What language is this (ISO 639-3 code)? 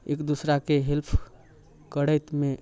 mai